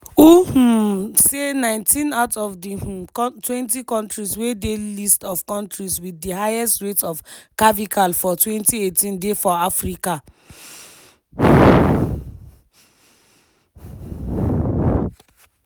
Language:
Nigerian Pidgin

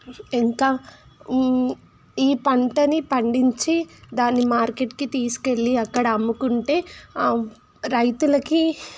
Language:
Telugu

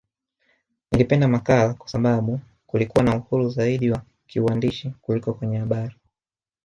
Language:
Swahili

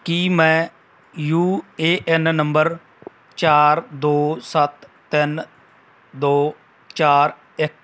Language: Punjabi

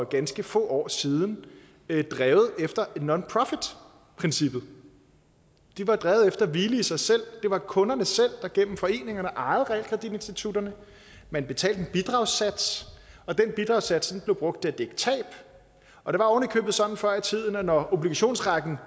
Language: Danish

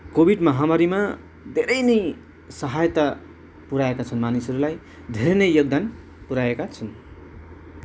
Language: Nepali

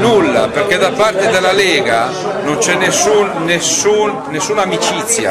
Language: Italian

